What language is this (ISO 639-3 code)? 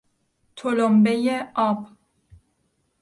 fas